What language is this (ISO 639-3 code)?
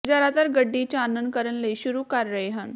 pan